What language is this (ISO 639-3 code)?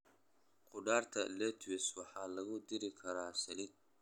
som